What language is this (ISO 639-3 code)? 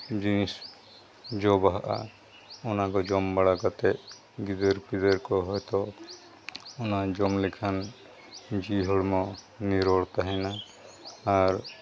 sat